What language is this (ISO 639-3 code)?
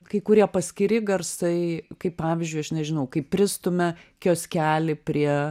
lit